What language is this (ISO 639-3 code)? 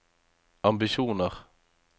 nor